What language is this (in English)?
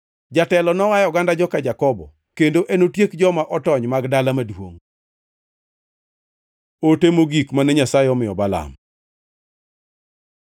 Luo (Kenya and Tanzania)